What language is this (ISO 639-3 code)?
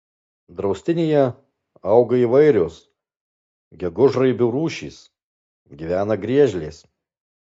lit